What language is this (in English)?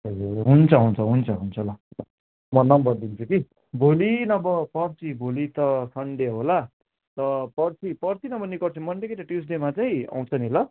Nepali